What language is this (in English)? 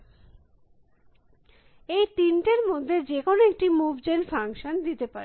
Bangla